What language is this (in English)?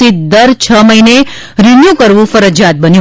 Gujarati